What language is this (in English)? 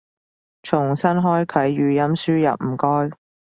Cantonese